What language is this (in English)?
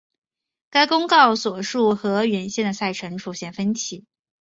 Chinese